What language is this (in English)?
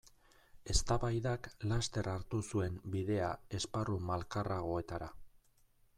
Basque